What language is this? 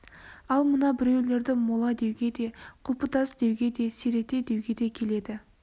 Kazakh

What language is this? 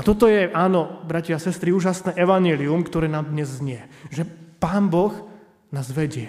Slovak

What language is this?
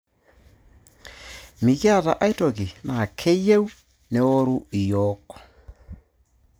Masai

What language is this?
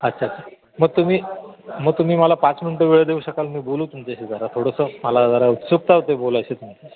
Marathi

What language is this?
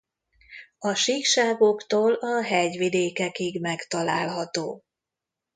Hungarian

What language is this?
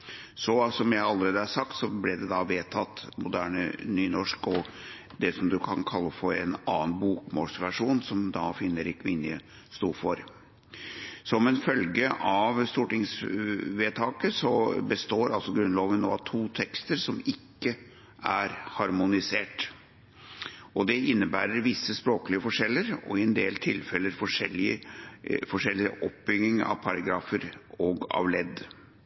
Norwegian Bokmål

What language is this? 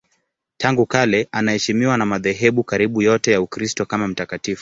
Swahili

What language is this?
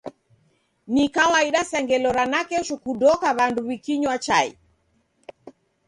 Taita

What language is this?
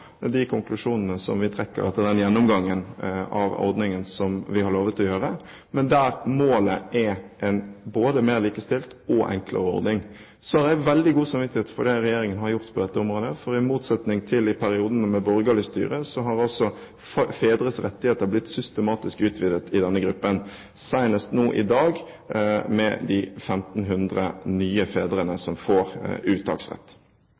Norwegian Bokmål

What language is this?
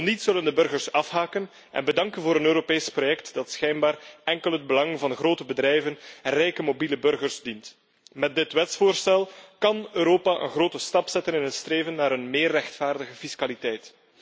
Dutch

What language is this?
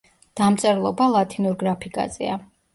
Georgian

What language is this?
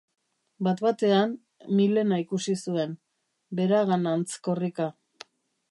Basque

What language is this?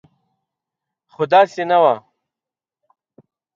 Pashto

